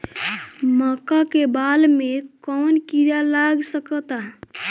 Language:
Bhojpuri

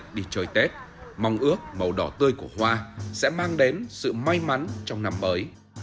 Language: Vietnamese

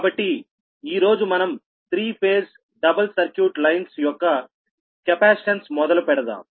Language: Telugu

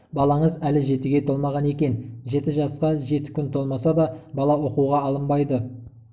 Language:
Kazakh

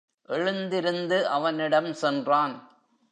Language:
Tamil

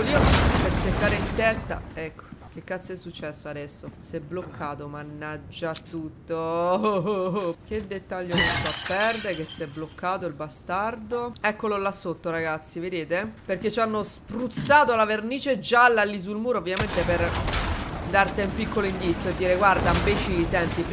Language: Italian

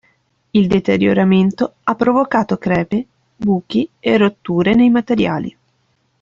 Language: Italian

